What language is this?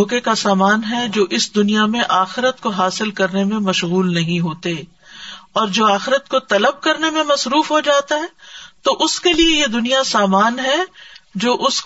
Urdu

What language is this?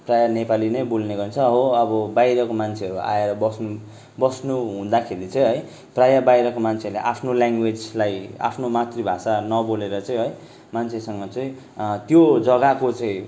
Nepali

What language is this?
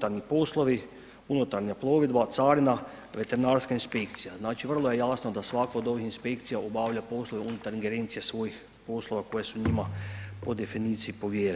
Croatian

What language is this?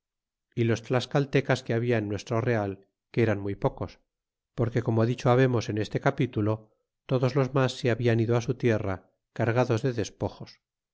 Spanish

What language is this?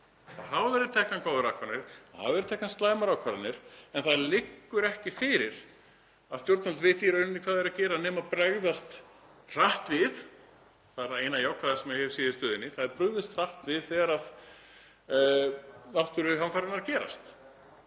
Icelandic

